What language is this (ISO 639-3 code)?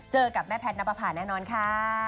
tha